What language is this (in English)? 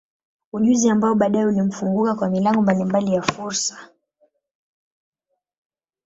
Swahili